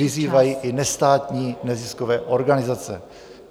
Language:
Czech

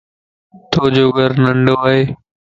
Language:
Lasi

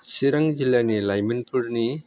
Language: Bodo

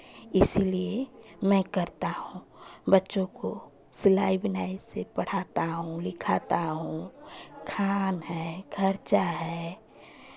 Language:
Hindi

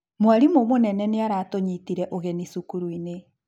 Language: Kikuyu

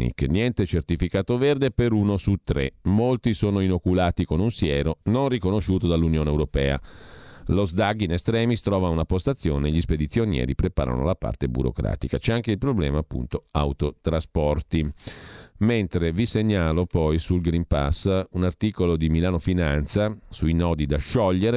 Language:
Italian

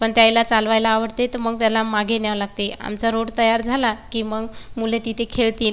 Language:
Marathi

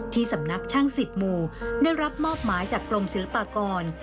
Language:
Thai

